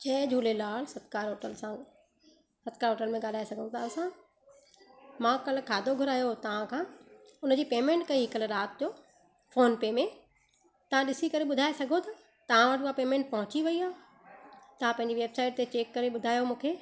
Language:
Sindhi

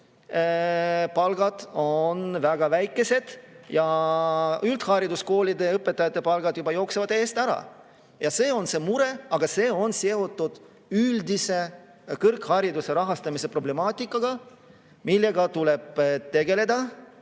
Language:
Estonian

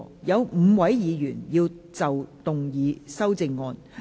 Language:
Cantonese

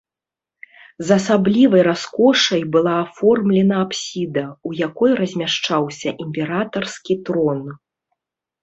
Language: Belarusian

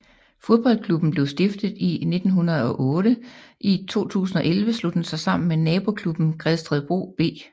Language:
Danish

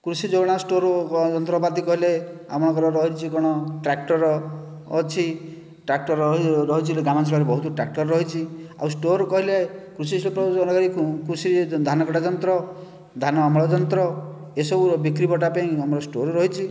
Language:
Odia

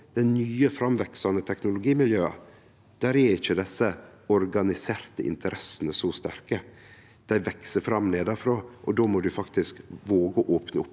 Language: Norwegian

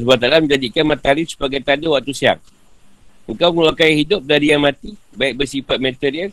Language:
Malay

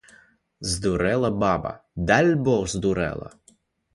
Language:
Belarusian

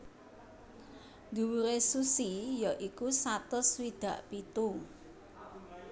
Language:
Javanese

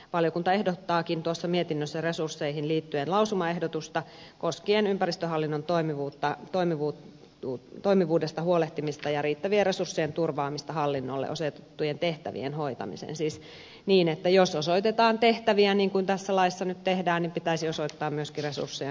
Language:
Finnish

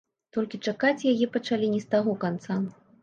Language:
Belarusian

